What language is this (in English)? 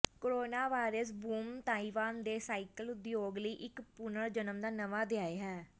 Punjabi